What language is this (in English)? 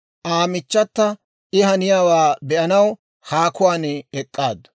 Dawro